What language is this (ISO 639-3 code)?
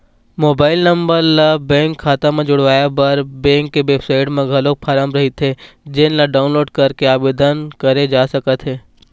hne